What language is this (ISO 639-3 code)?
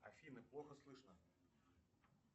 rus